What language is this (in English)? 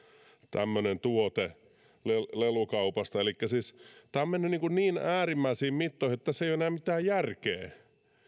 Finnish